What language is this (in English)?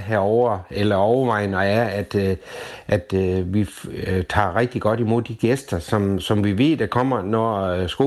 Danish